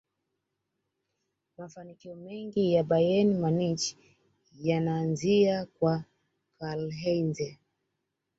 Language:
Swahili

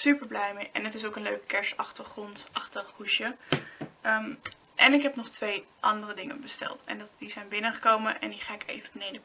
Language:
Dutch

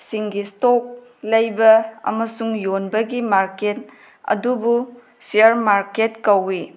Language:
Manipuri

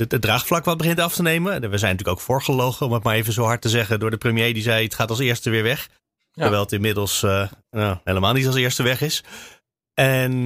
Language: Dutch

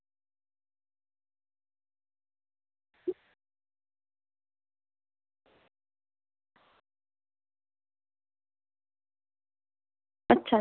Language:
Dogri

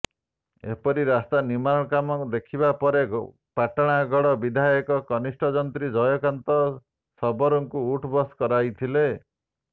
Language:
Odia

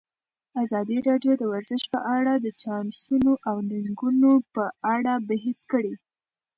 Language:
Pashto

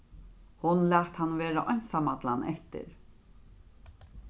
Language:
Faroese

